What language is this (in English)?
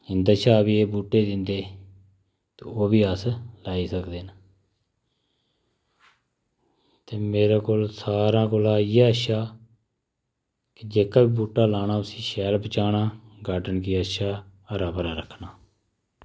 Dogri